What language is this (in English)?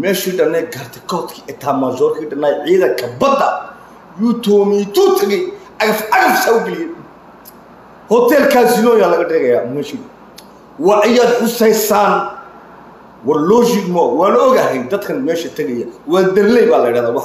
Arabic